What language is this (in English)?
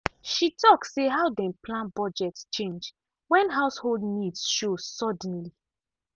Nigerian Pidgin